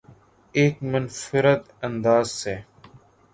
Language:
Urdu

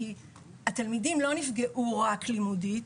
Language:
Hebrew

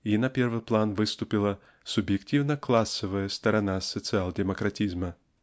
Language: Russian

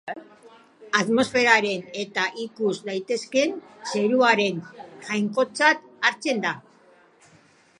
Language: Basque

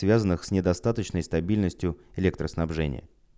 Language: Russian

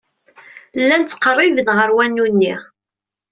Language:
Kabyle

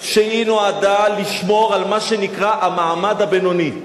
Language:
Hebrew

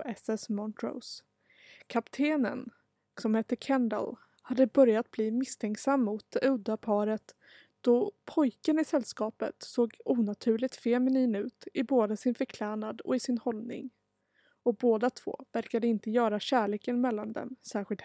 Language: Swedish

